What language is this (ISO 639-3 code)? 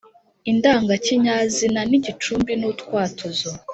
kin